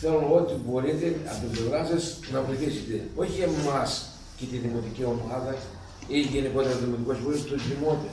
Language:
Greek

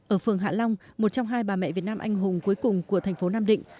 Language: Vietnamese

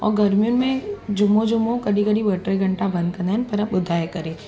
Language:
Sindhi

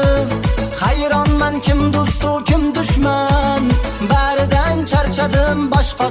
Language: Turkish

